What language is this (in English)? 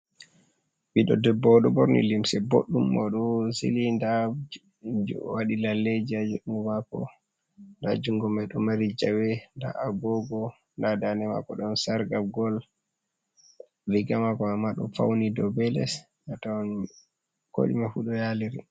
Fula